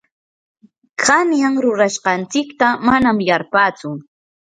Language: Yanahuanca Pasco Quechua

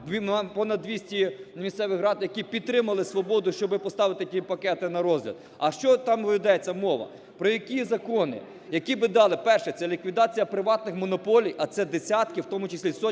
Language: Ukrainian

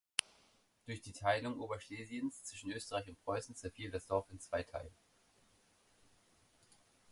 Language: German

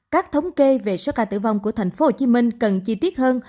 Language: Vietnamese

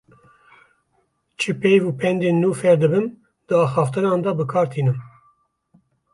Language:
Kurdish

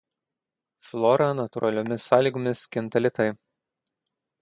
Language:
Lithuanian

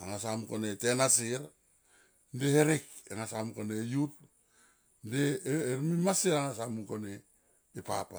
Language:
Tomoip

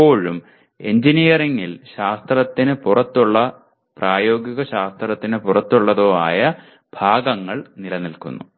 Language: Malayalam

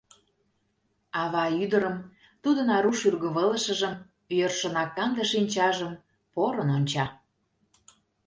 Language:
Mari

